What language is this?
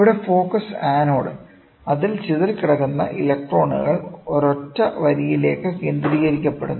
Malayalam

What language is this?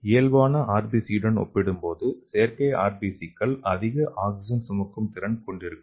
Tamil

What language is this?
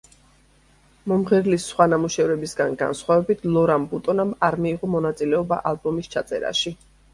Georgian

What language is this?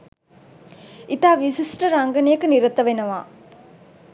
Sinhala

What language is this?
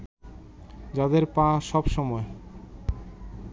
Bangla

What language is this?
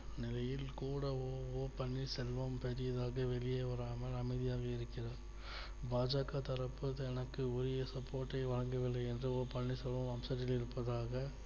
Tamil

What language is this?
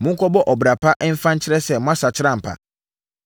Akan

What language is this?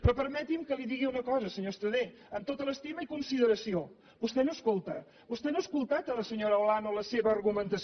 Catalan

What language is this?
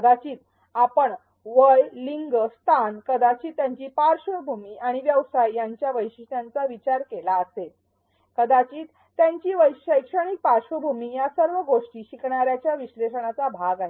Marathi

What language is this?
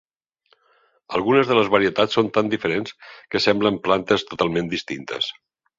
Catalan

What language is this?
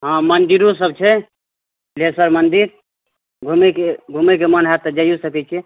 Maithili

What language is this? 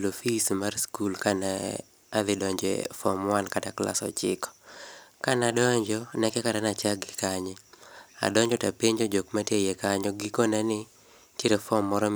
Luo (Kenya and Tanzania)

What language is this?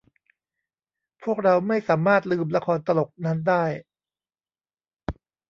Thai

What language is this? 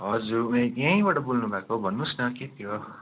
Nepali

